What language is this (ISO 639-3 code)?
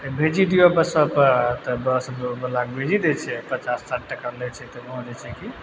mai